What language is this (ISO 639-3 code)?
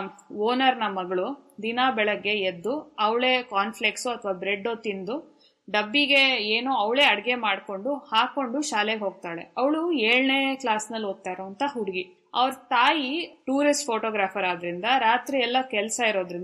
kan